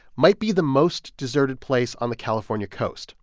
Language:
English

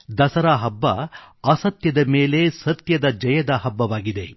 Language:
Kannada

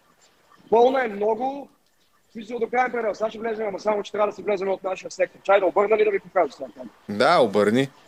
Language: Bulgarian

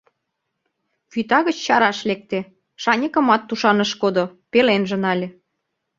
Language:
Mari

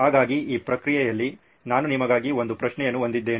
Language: Kannada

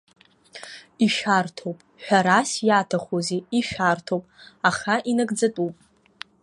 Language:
Abkhazian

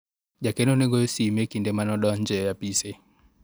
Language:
Luo (Kenya and Tanzania)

